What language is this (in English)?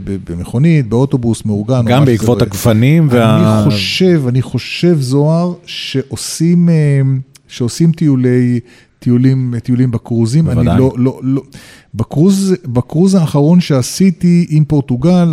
Hebrew